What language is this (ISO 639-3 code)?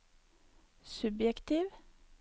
nor